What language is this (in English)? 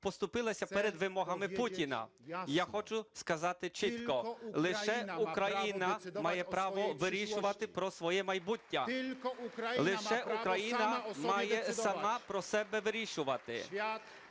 Ukrainian